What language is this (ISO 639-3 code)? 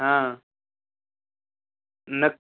mar